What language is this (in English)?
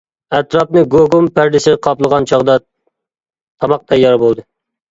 Uyghur